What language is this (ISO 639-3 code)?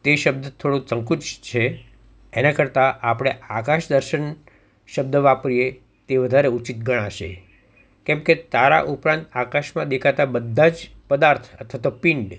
guj